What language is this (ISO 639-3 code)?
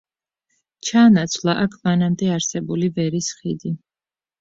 kat